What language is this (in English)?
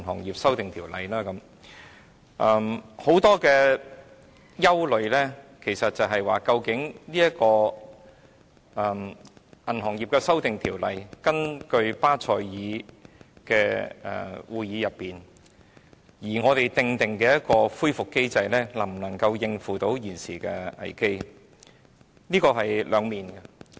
Cantonese